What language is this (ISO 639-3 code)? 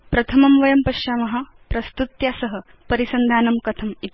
san